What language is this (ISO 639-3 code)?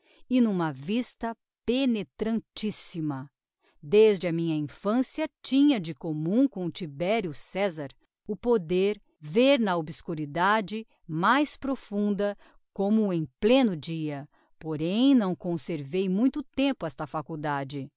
por